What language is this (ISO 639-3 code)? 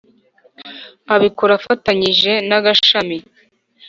kin